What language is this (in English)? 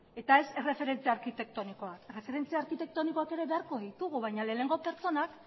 Basque